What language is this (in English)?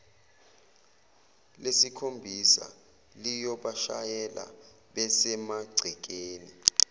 Zulu